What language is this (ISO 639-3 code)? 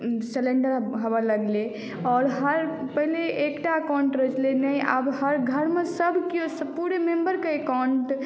mai